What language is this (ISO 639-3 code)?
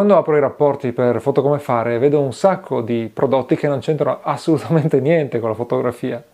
ita